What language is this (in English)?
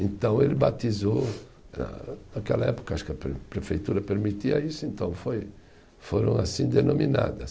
Portuguese